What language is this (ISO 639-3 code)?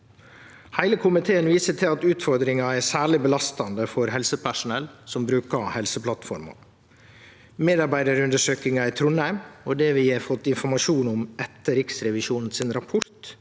nor